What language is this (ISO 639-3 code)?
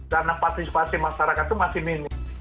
ind